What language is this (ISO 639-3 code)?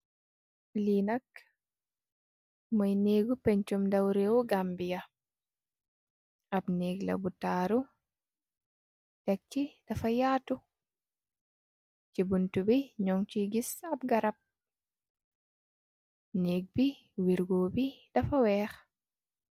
wol